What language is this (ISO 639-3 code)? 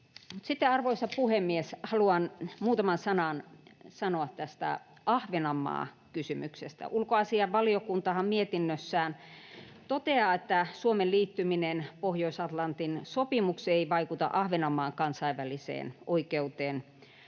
fin